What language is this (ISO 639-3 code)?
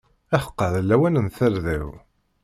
kab